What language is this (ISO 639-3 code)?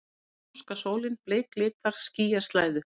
isl